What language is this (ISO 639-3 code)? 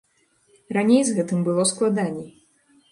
bel